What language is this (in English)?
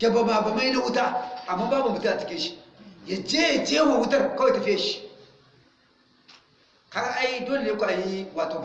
Hausa